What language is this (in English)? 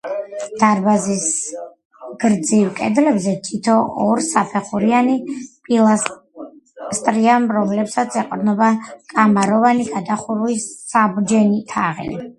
Georgian